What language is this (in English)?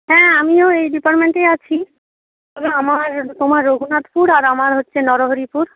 Bangla